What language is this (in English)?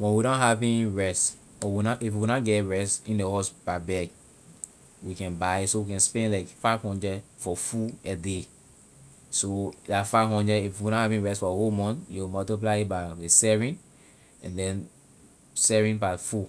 Liberian English